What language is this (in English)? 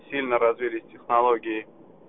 Russian